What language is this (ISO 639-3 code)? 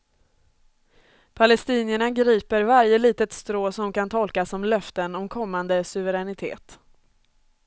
swe